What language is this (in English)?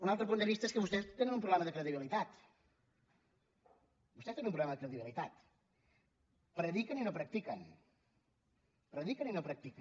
Catalan